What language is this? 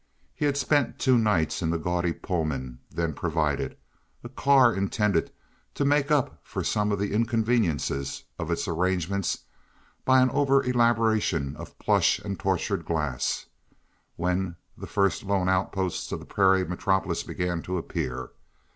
English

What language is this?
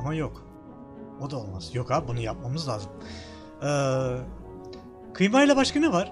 Turkish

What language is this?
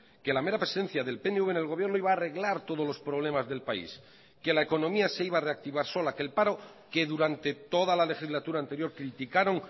Spanish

